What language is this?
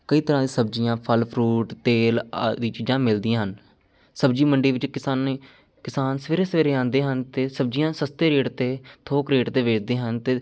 Punjabi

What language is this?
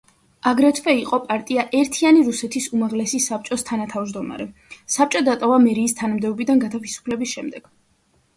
Georgian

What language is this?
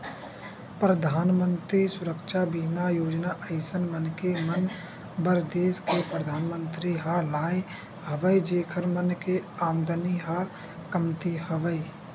Chhattisgarhi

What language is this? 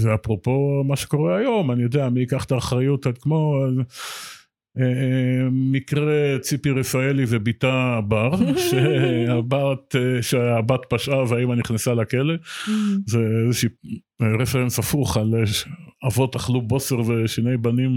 Hebrew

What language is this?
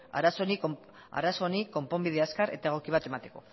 Basque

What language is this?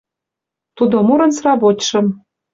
Mari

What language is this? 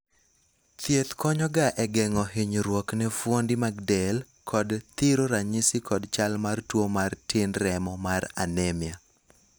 Luo (Kenya and Tanzania)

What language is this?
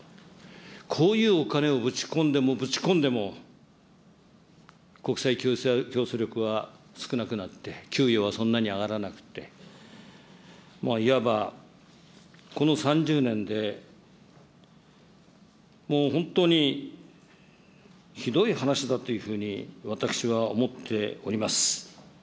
Japanese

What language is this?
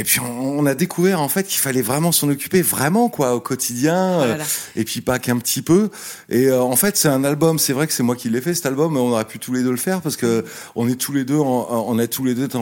French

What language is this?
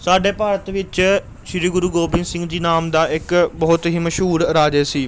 Punjabi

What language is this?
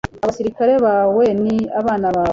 Kinyarwanda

